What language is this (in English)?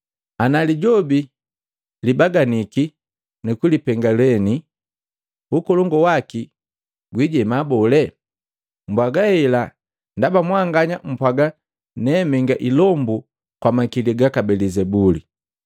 Matengo